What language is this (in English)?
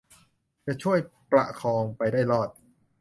Thai